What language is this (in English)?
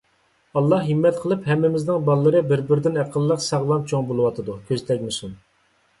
Uyghur